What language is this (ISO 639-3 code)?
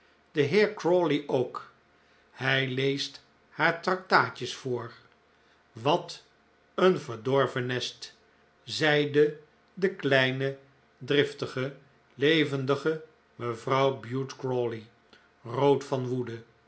nld